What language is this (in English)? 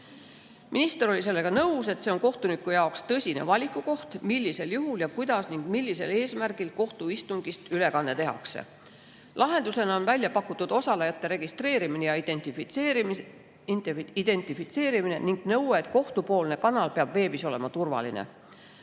Estonian